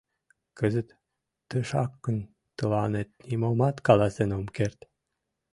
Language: Mari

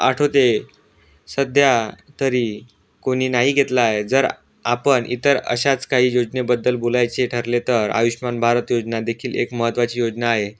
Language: Marathi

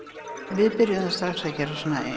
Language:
Icelandic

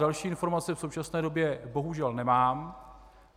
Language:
Czech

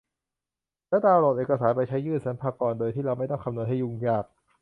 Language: Thai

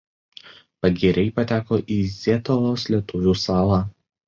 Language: Lithuanian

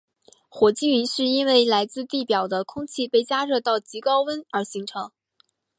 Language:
Chinese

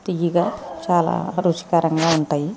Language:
Telugu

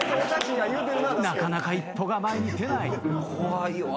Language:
Japanese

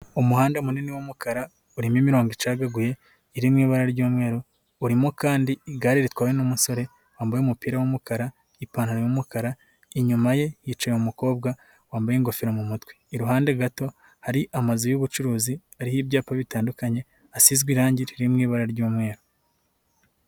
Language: Kinyarwanda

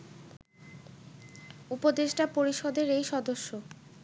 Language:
Bangla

